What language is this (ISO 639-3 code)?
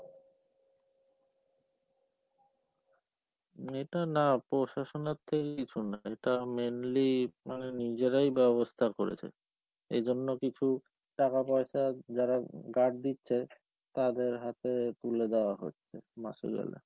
ben